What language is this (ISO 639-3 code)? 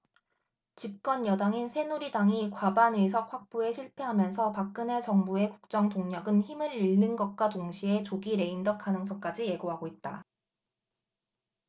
kor